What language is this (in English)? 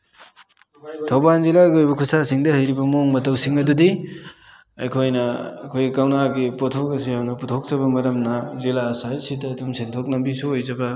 Manipuri